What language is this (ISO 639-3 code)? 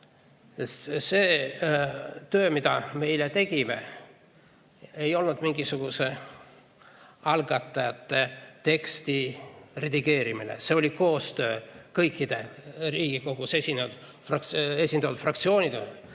est